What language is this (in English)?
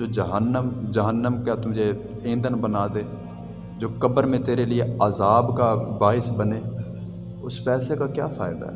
Urdu